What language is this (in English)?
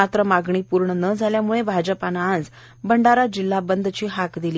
Marathi